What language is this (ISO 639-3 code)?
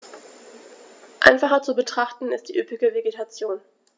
deu